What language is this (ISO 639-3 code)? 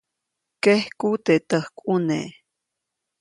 zoc